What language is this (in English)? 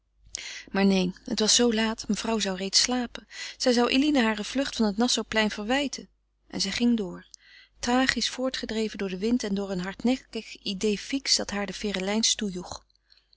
Dutch